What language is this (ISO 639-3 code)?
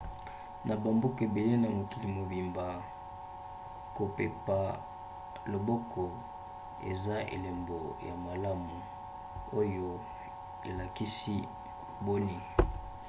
lin